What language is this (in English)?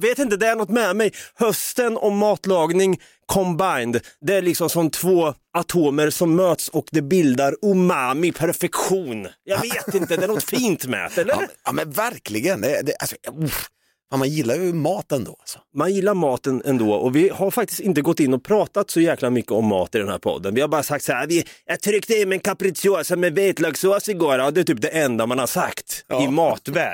Swedish